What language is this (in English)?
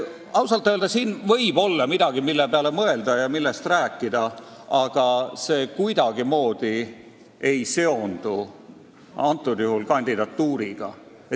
Estonian